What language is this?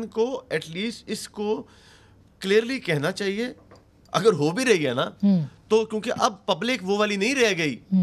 Hindi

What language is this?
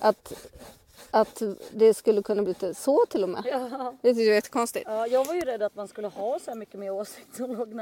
Swedish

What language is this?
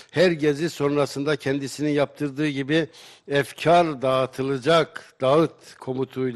Turkish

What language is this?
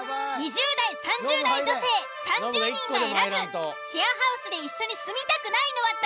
Japanese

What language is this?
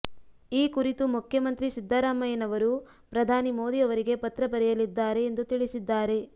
Kannada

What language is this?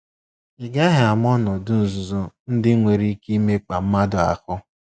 Igbo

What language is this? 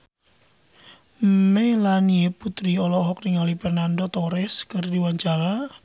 Sundanese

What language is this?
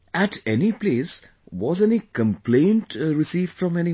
English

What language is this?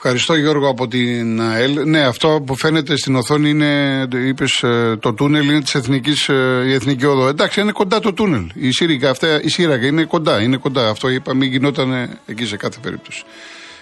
Greek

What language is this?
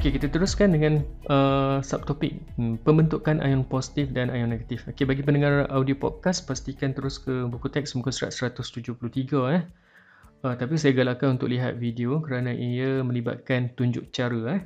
Malay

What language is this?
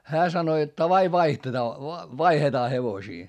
Finnish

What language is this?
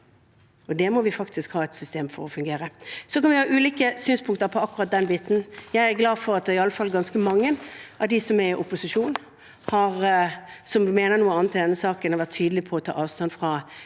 Norwegian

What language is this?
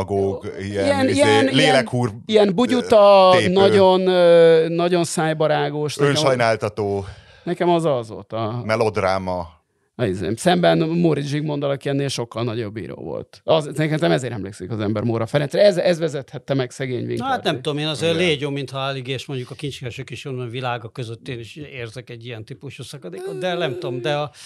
Hungarian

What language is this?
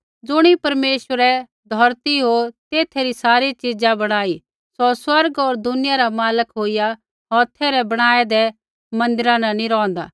Kullu Pahari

